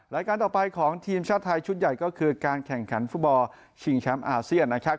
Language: Thai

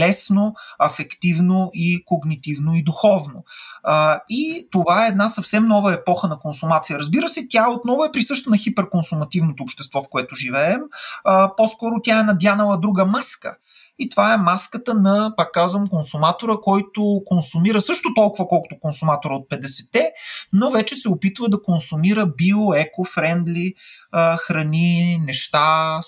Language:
Bulgarian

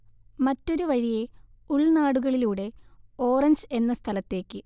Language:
Malayalam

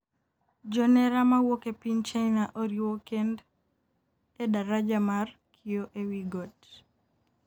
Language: Luo (Kenya and Tanzania)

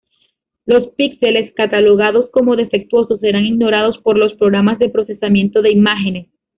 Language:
Spanish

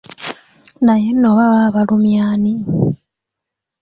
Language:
Ganda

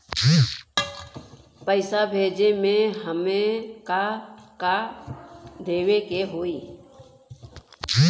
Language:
Bhojpuri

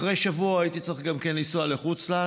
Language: Hebrew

